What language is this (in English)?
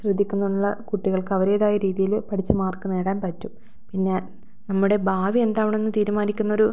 Malayalam